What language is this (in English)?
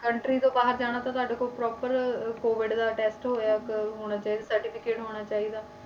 Punjabi